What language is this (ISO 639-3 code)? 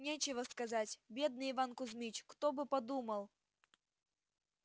rus